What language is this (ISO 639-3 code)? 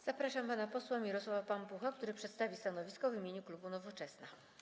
pol